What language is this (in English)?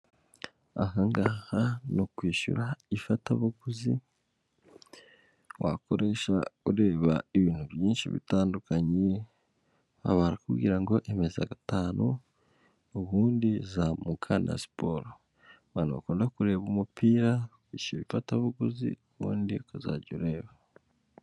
Kinyarwanda